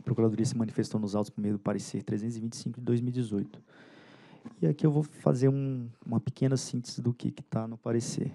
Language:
Portuguese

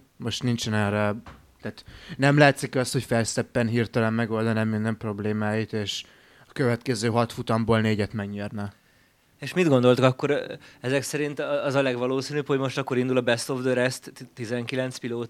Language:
Hungarian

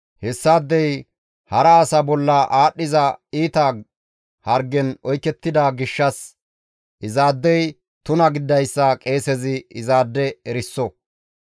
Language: Gamo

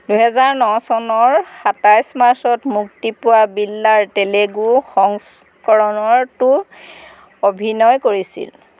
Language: Assamese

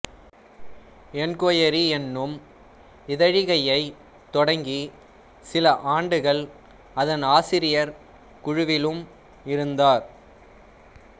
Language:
Tamil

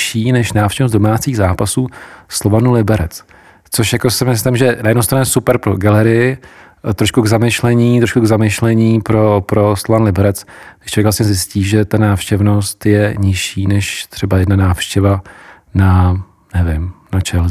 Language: Czech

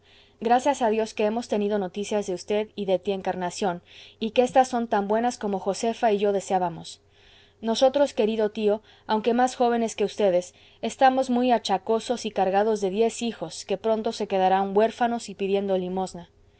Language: Spanish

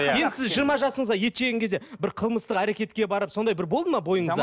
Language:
Kazakh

